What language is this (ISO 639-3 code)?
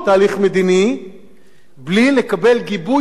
heb